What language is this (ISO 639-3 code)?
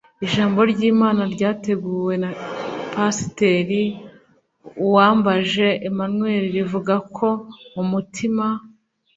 kin